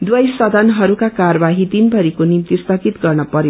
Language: Nepali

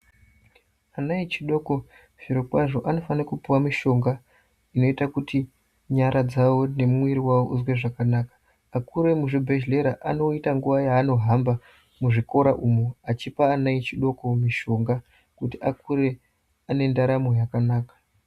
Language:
Ndau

